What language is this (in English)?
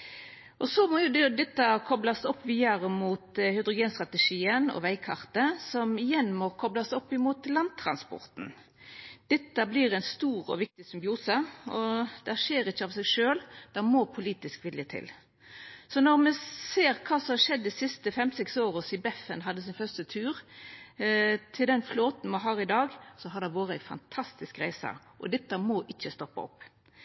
Norwegian Nynorsk